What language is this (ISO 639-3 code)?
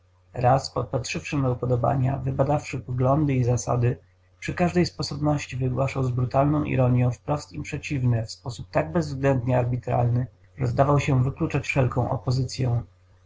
pol